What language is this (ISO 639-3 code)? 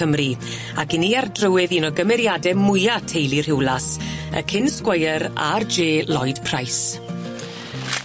cym